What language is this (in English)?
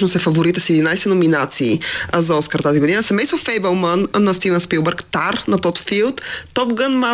Bulgarian